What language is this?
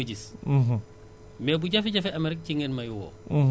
Wolof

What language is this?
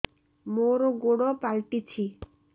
Odia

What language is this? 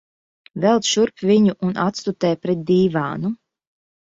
Latvian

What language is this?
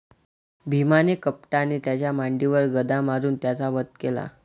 Marathi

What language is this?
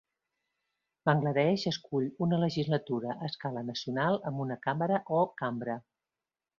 Catalan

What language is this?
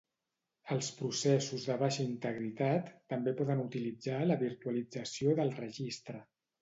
Catalan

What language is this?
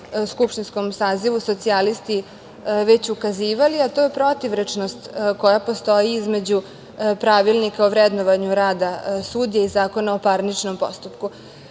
Serbian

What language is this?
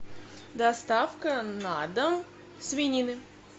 Russian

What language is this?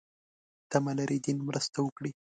Pashto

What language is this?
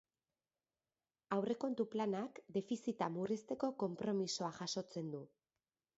Basque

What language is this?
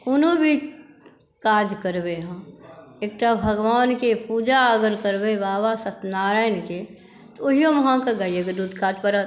Maithili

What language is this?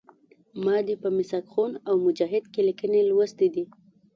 Pashto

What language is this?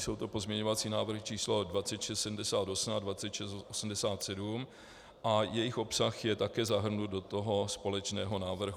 Czech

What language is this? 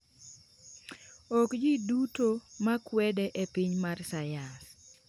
Luo (Kenya and Tanzania)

